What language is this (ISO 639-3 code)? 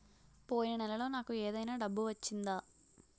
tel